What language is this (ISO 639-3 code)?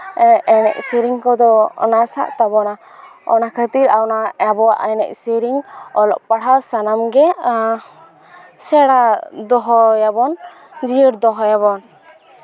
sat